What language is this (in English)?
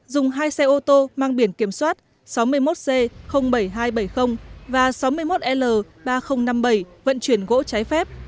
Vietnamese